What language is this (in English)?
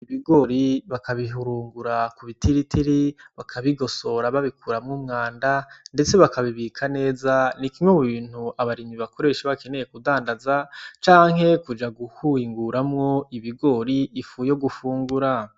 Rundi